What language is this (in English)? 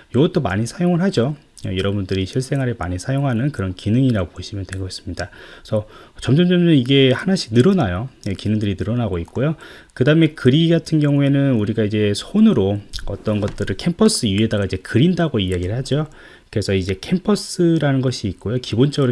Korean